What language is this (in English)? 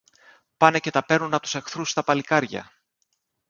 Greek